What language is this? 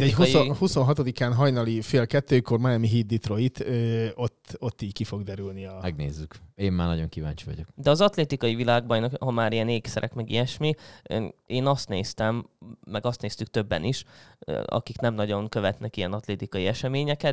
Hungarian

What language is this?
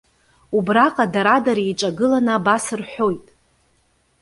Abkhazian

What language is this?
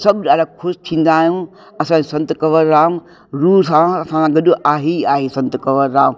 Sindhi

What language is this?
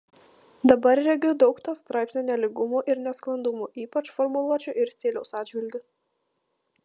Lithuanian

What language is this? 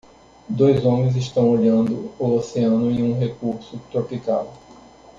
Portuguese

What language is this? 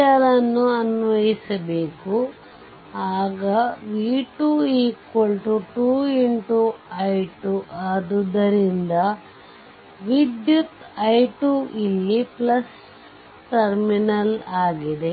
Kannada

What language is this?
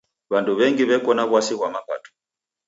Taita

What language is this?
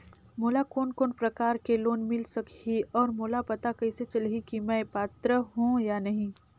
Chhattisgarhi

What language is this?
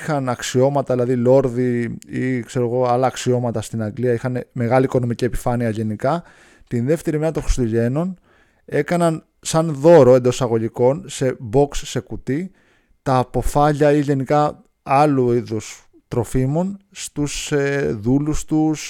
Greek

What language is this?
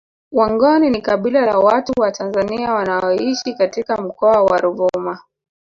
Swahili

